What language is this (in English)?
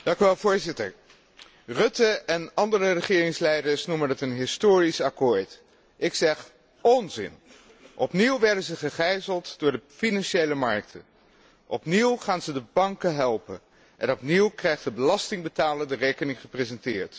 Dutch